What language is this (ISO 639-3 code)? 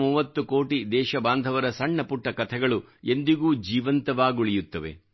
kan